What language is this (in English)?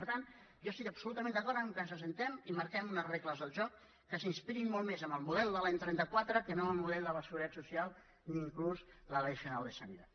Catalan